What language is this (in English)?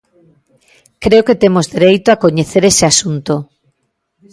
Galician